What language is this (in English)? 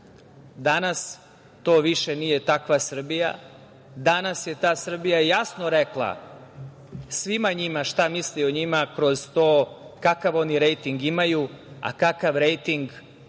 Serbian